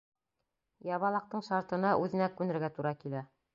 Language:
Bashkir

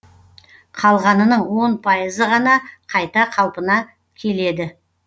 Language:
Kazakh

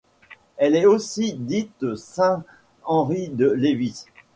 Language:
French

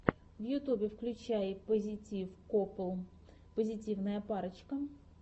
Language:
Russian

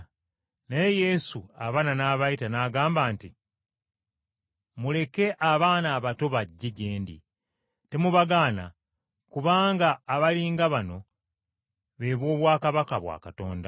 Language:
Ganda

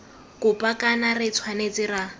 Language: Tswana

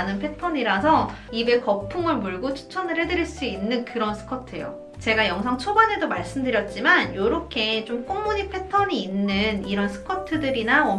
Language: Korean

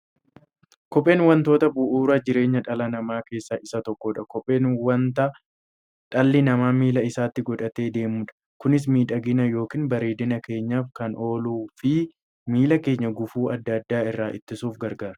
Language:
Oromo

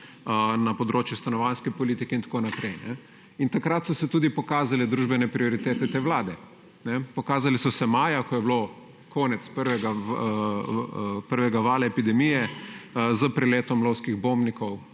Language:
Slovenian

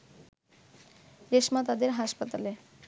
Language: Bangla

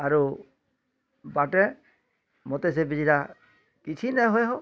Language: Odia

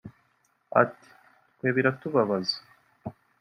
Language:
Kinyarwanda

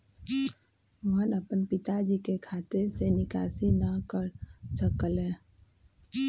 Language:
Magahi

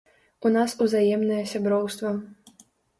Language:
Belarusian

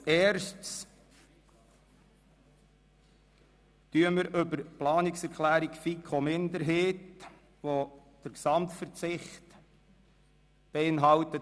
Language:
Swiss German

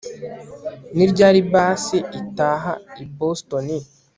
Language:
Kinyarwanda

